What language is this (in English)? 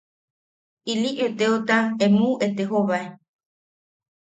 Yaqui